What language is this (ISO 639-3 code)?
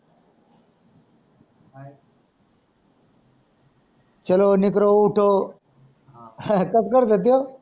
mar